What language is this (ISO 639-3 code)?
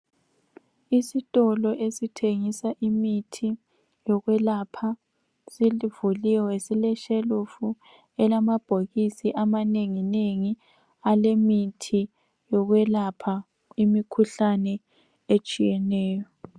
nde